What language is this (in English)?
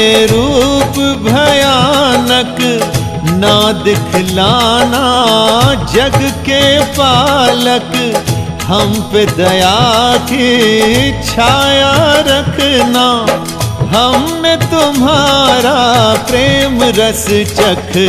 Hindi